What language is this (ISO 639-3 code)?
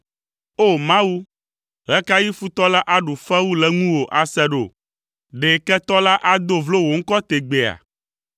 ewe